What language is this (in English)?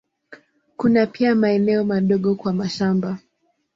Swahili